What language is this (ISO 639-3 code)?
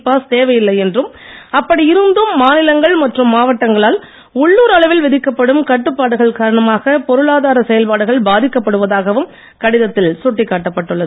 tam